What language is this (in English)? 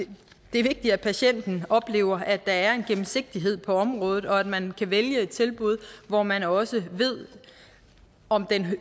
Danish